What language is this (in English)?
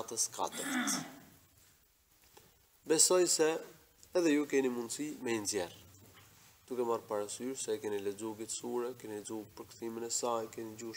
Arabic